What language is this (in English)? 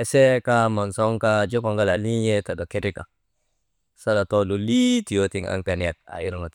Maba